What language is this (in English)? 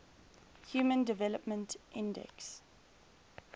English